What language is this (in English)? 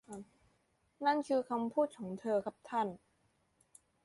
Thai